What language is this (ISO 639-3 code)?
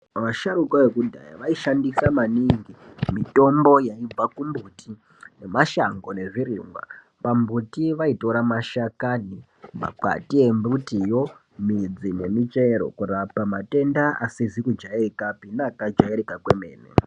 ndc